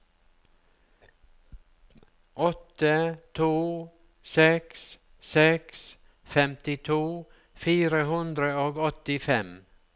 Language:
Norwegian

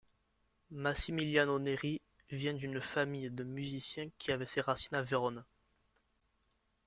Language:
French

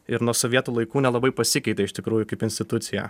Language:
Lithuanian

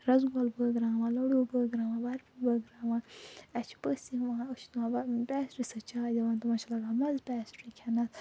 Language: Kashmiri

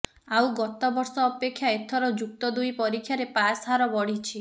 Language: Odia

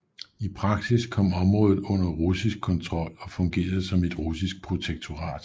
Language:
Danish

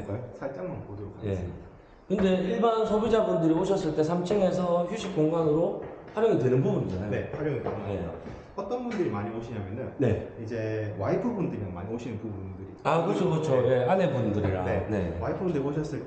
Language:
Korean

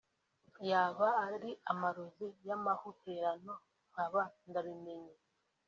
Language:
Kinyarwanda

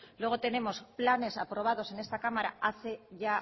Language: Spanish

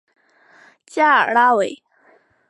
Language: Chinese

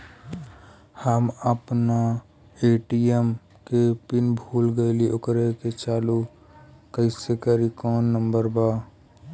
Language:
Bhojpuri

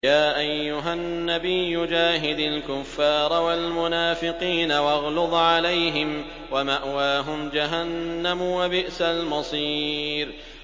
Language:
Arabic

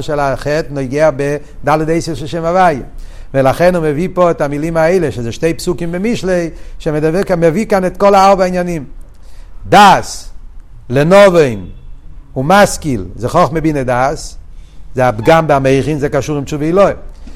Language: Hebrew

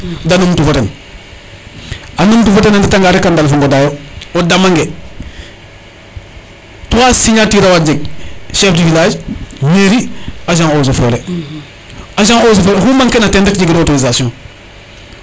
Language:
Serer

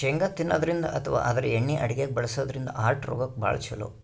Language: Kannada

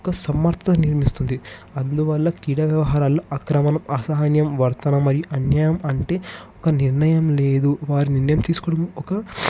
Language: Telugu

